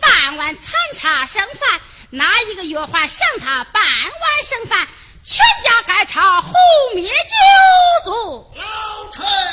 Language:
Chinese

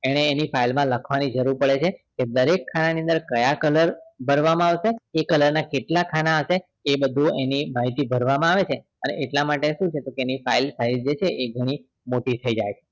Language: Gujarati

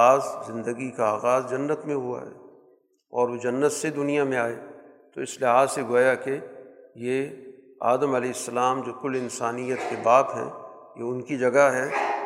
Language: Urdu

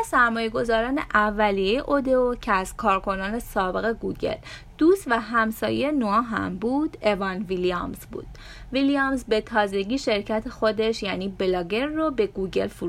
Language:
Persian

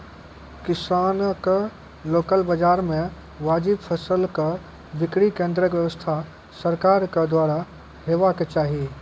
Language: Maithili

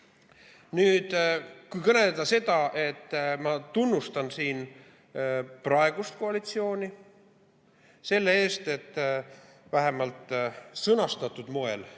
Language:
Estonian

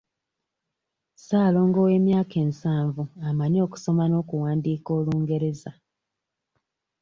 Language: Ganda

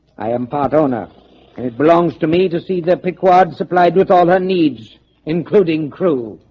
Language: English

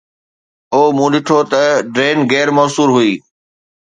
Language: Sindhi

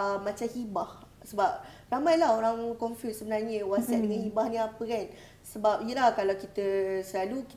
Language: Malay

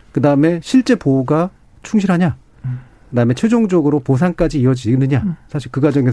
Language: Korean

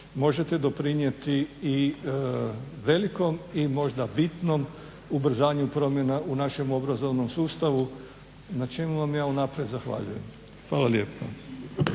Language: Croatian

